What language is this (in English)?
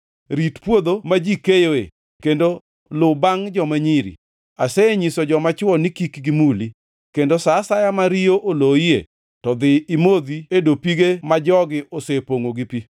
Luo (Kenya and Tanzania)